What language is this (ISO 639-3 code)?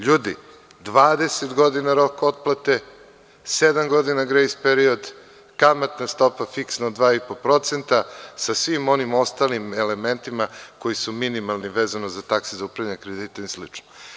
srp